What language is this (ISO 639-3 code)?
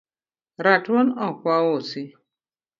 luo